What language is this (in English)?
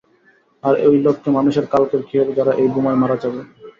Bangla